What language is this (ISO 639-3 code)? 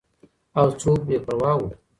pus